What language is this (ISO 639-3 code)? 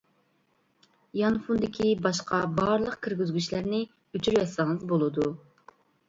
uig